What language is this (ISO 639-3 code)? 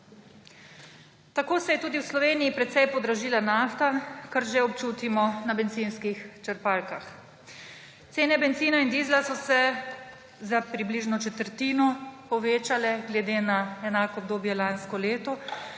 slv